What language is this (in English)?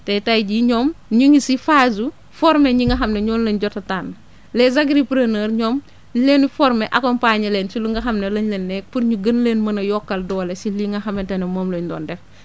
Wolof